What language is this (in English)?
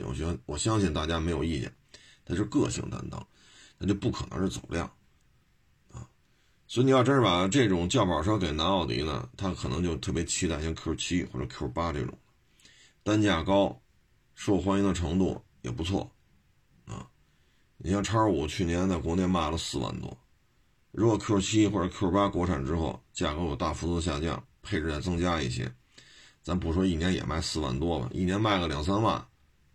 Chinese